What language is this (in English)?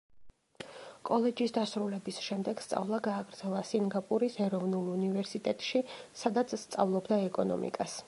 Georgian